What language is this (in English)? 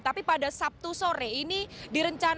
Indonesian